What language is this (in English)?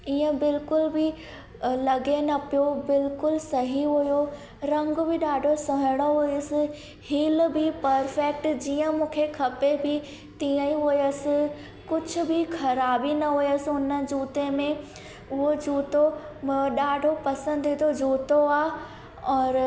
Sindhi